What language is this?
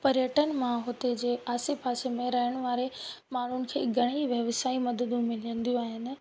Sindhi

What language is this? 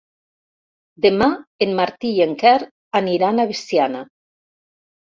Catalan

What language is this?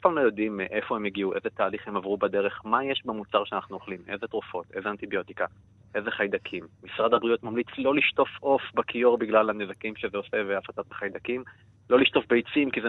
Hebrew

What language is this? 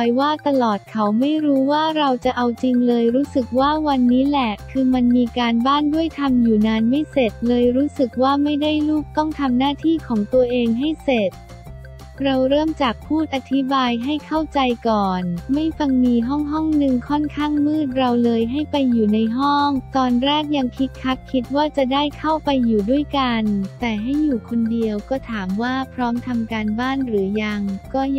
Thai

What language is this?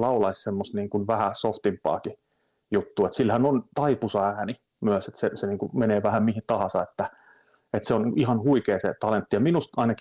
Finnish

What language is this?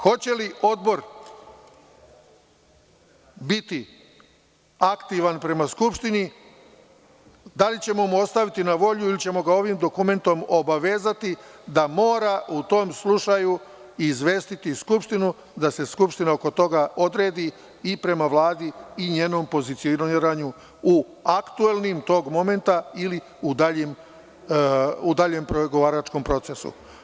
Serbian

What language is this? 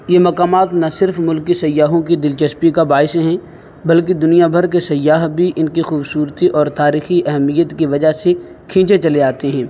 Urdu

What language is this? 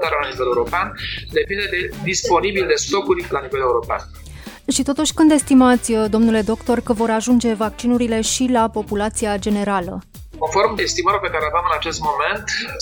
Romanian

